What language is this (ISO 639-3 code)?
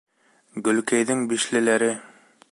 bak